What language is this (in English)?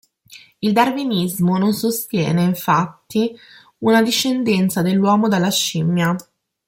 Italian